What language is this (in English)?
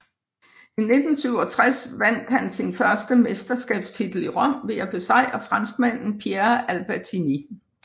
Danish